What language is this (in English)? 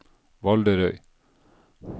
Norwegian